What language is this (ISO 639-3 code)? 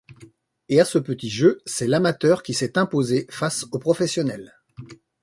fra